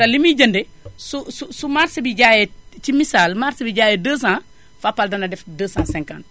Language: Wolof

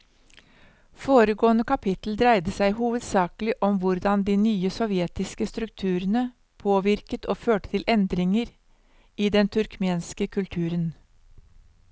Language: Norwegian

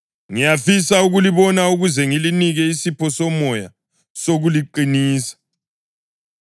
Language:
North Ndebele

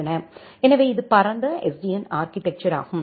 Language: Tamil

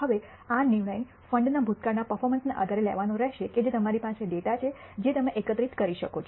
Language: Gujarati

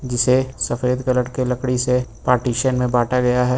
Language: Hindi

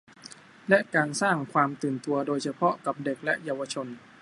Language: Thai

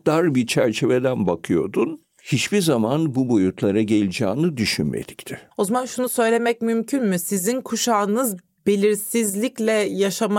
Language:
Turkish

